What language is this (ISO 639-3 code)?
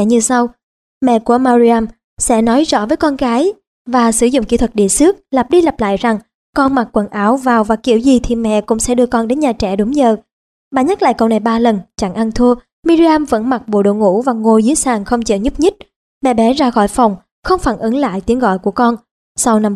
vie